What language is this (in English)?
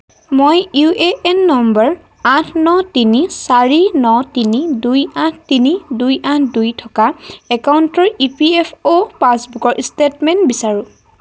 Assamese